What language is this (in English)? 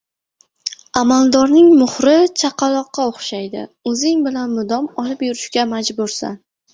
Uzbek